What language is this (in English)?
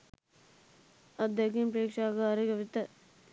Sinhala